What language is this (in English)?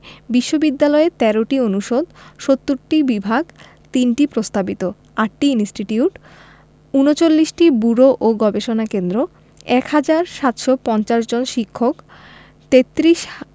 Bangla